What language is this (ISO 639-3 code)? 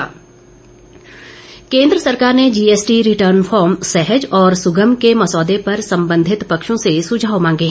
hin